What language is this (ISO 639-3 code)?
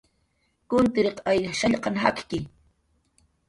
jqr